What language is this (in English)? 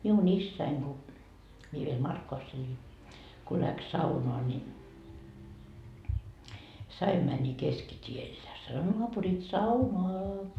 Finnish